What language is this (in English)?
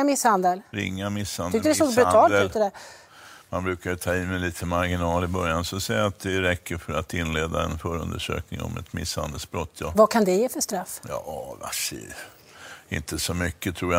Swedish